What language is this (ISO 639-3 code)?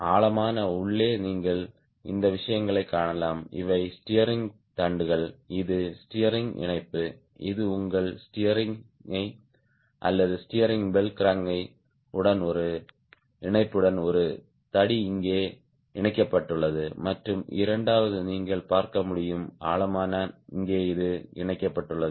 tam